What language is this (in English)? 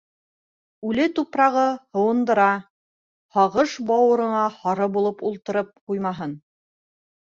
Bashkir